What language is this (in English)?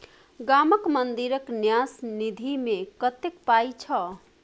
Maithili